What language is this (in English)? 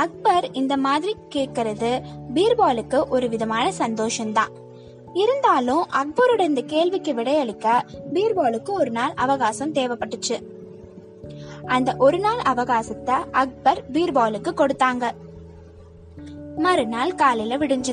Tamil